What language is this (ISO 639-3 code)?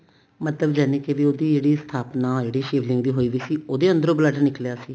pan